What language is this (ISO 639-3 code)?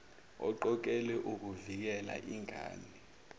zul